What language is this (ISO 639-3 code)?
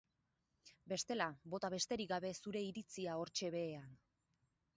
eus